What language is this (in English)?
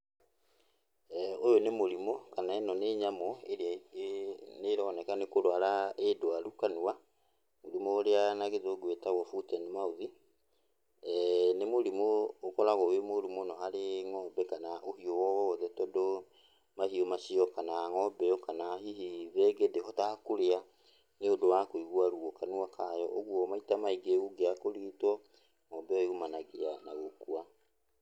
Kikuyu